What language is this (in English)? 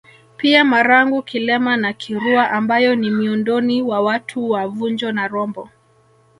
Swahili